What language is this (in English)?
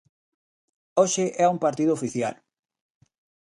Galician